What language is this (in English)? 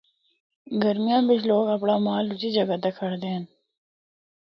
Northern Hindko